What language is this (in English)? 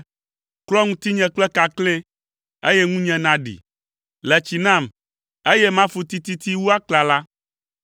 Ewe